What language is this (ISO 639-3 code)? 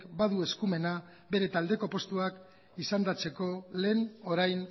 eus